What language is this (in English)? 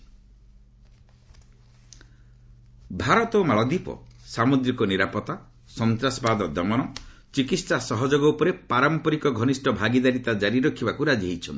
Odia